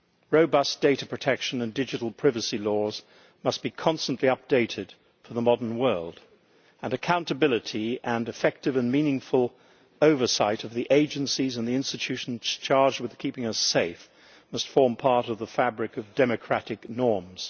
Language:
English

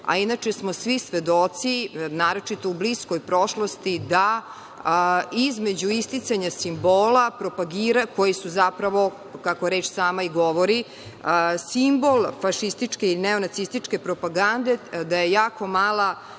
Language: Serbian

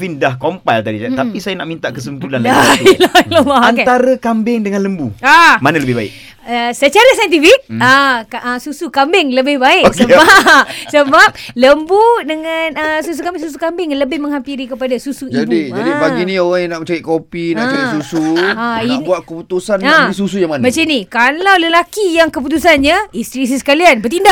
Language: Malay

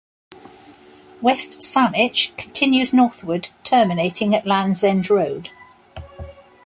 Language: English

